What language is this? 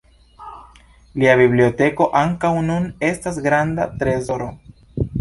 Esperanto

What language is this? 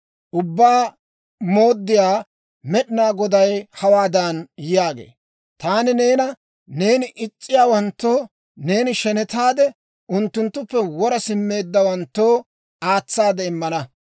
Dawro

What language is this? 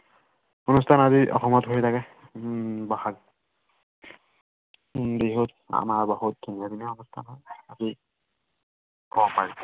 Assamese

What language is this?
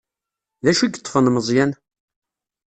Kabyle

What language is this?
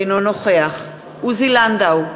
Hebrew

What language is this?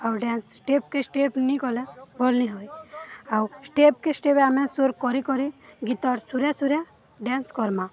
Odia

